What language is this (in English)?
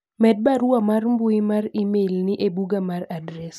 Luo (Kenya and Tanzania)